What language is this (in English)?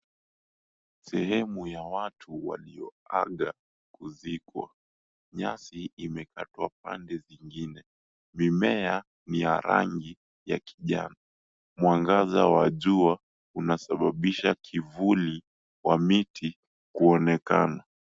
Swahili